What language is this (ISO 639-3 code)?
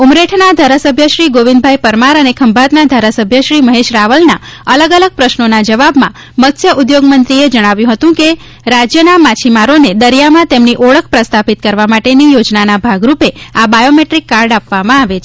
guj